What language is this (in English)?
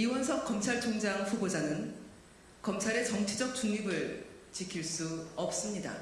Korean